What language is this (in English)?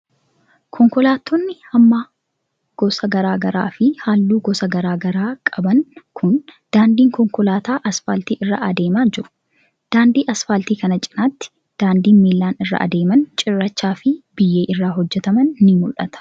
Oromo